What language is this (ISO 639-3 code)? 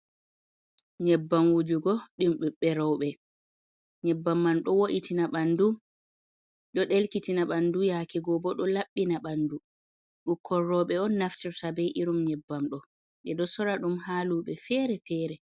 ful